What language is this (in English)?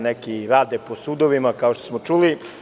Serbian